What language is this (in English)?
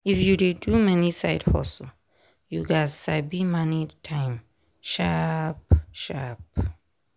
Nigerian Pidgin